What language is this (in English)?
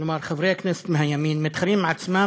Hebrew